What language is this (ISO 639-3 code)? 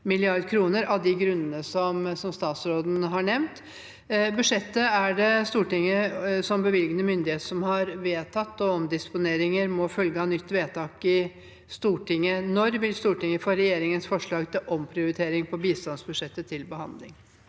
nor